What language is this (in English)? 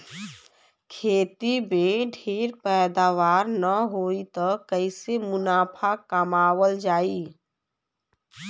Bhojpuri